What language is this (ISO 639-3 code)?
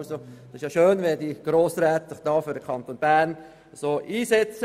gsw